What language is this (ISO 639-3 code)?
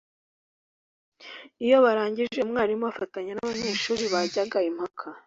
kin